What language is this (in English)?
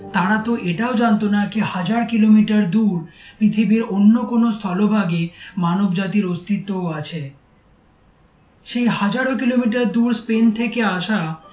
Bangla